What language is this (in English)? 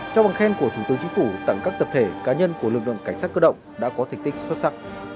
Vietnamese